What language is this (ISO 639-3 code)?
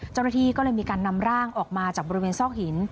tha